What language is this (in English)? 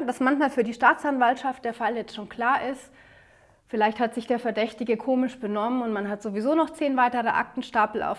German